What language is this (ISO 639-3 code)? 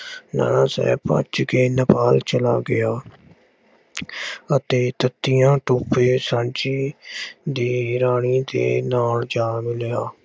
pan